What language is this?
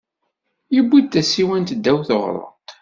Kabyle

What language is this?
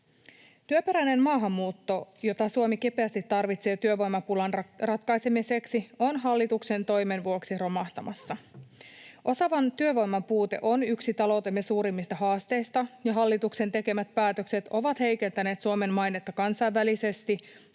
Finnish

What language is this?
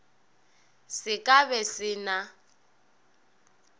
Northern Sotho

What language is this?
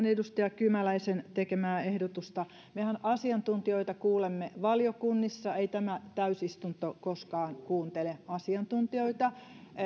Finnish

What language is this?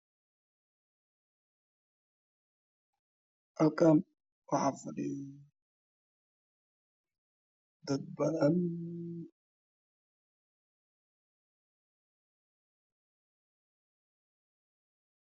Somali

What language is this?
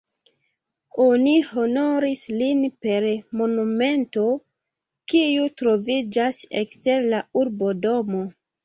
Esperanto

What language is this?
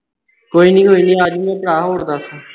Punjabi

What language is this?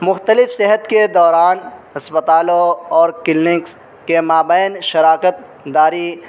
Urdu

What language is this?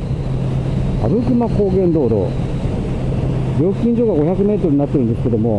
Japanese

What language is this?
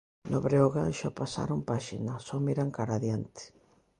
Galician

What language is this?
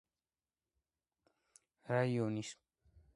Georgian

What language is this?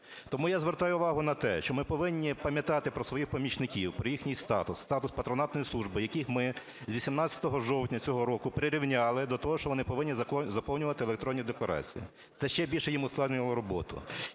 Ukrainian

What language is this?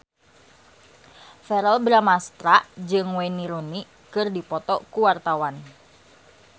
Sundanese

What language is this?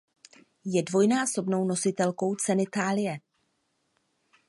Czech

